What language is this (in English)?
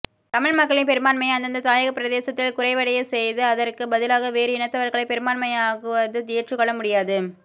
Tamil